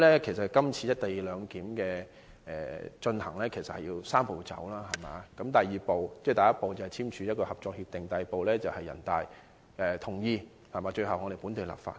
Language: Cantonese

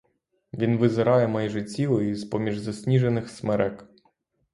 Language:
Ukrainian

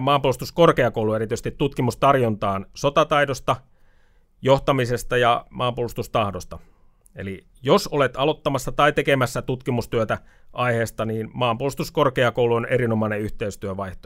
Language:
Finnish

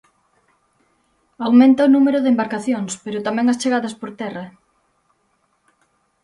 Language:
Galician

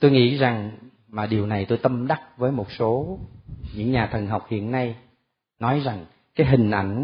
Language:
Vietnamese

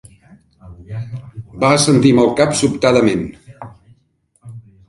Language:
Catalan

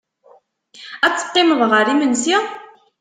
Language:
Kabyle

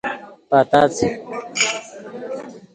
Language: Khowar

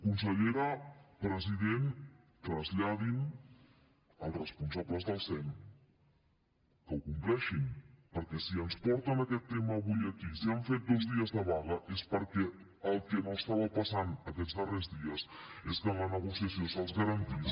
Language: Catalan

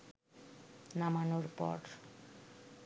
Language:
Bangla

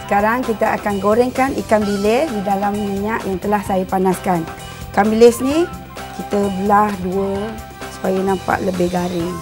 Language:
Malay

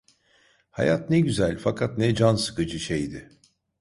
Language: Turkish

